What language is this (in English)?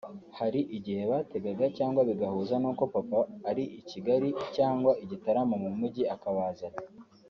Kinyarwanda